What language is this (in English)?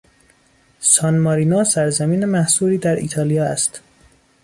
Persian